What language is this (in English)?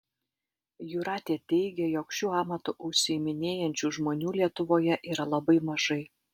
Lithuanian